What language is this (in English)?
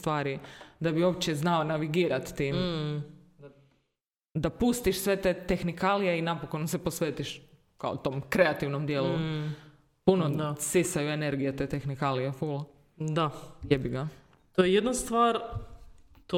Croatian